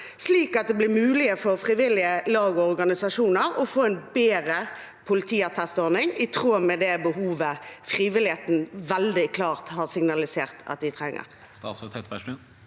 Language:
Norwegian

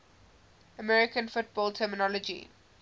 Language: English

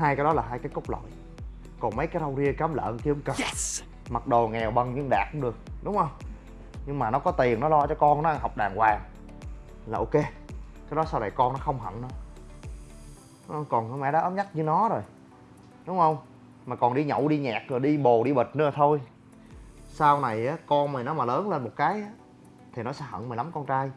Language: Vietnamese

